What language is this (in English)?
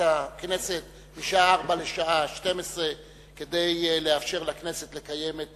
Hebrew